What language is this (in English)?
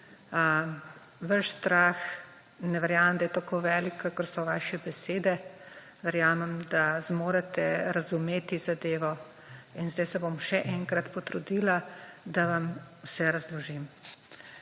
Slovenian